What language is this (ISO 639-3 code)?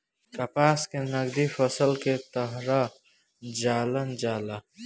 bho